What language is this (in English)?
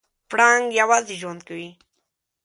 Pashto